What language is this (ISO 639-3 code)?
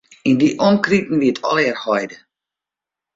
fry